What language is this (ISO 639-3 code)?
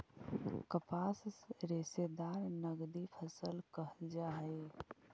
mag